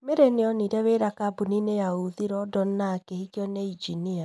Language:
Kikuyu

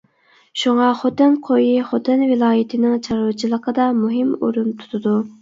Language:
Uyghur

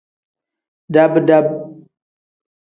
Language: Tem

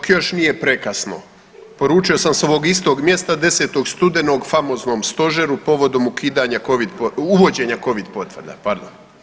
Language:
Croatian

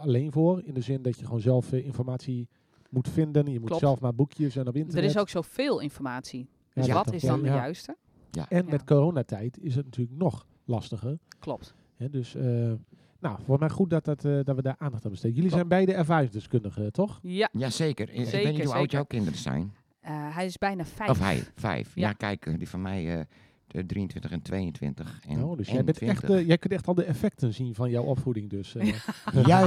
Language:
Dutch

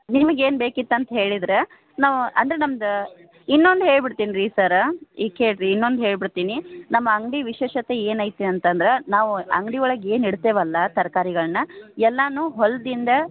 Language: Kannada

